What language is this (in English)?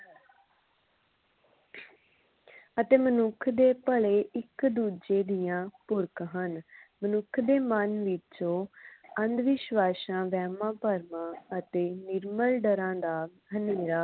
Punjabi